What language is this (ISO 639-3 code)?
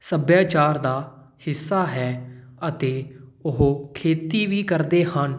pan